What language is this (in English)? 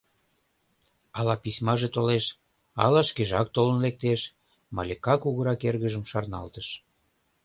Mari